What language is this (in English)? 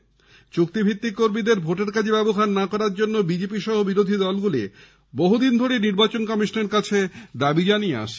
Bangla